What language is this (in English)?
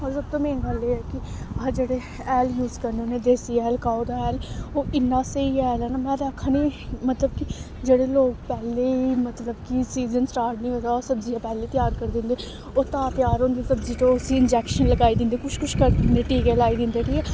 Dogri